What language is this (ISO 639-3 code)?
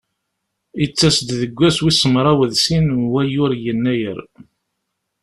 kab